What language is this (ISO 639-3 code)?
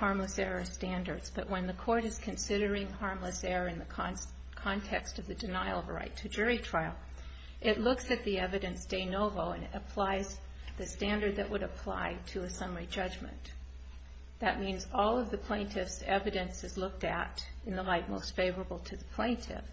eng